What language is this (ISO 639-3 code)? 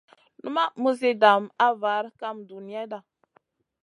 mcn